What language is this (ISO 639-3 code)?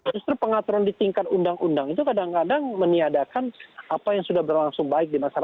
ind